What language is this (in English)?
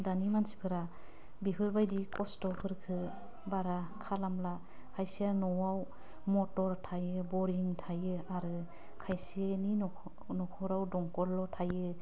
Bodo